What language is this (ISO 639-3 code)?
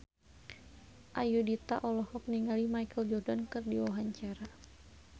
sun